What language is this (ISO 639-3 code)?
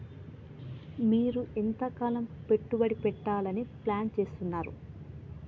tel